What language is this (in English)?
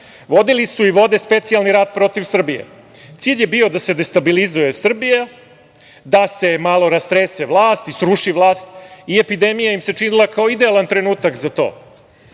Serbian